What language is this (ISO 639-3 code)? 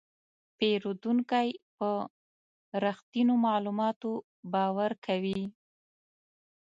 pus